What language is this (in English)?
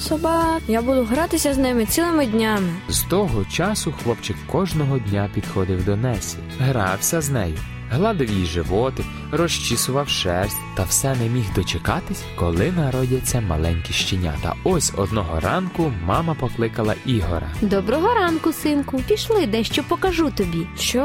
Ukrainian